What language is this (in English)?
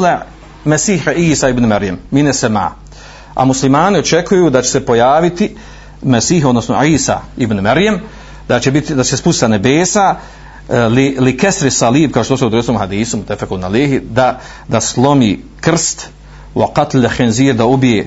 Croatian